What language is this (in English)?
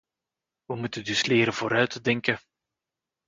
Dutch